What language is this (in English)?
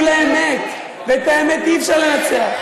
Hebrew